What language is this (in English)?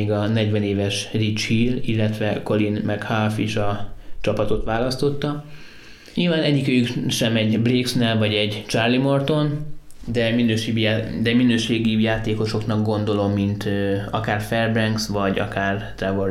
Hungarian